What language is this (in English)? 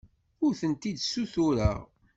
Kabyle